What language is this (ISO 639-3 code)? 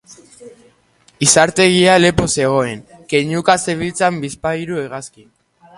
eus